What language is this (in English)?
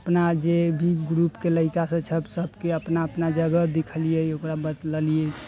Maithili